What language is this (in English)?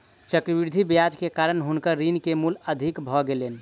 Maithili